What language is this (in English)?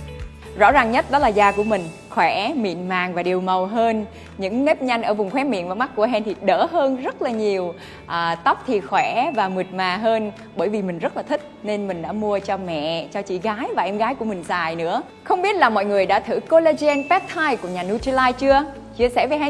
Vietnamese